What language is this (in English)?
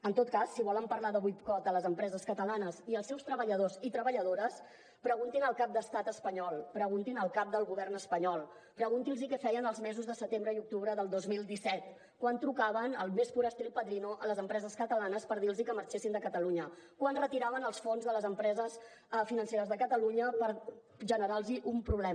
Catalan